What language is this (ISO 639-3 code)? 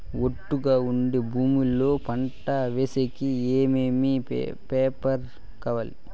tel